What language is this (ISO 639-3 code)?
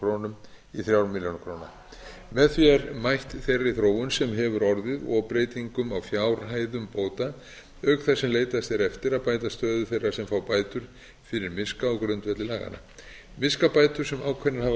isl